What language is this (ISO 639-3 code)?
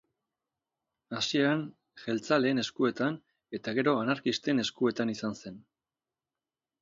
eus